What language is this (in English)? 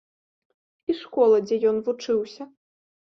Belarusian